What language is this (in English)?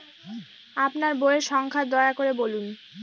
Bangla